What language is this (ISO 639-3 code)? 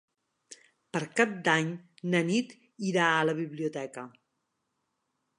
cat